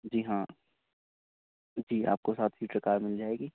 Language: Urdu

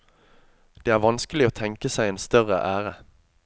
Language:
Norwegian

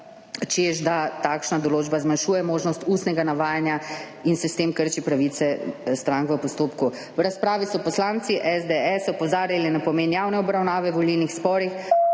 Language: Slovenian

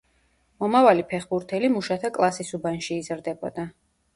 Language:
Georgian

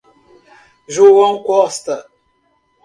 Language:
Portuguese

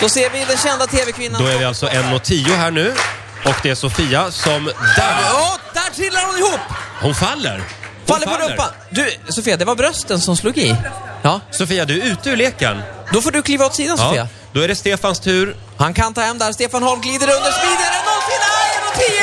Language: Swedish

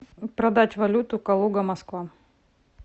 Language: Russian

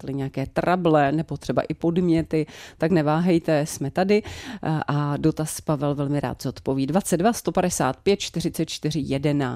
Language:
Czech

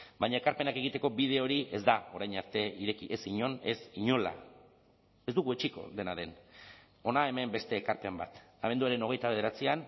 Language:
Basque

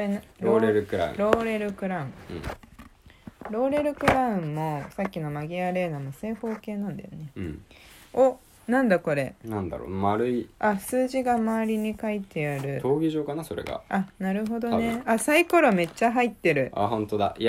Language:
Japanese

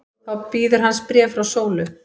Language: Icelandic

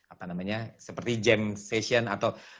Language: Indonesian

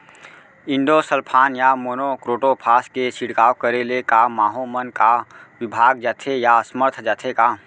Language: Chhattisgarhi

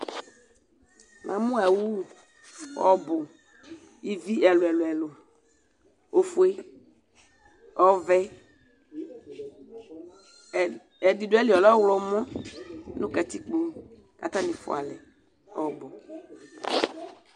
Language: Ikposo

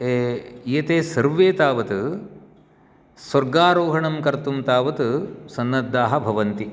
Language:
Sanskrit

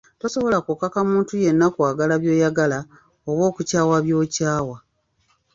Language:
Ganda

